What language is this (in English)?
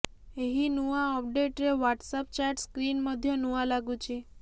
Odia